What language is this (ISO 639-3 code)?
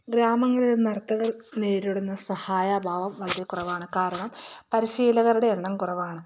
mal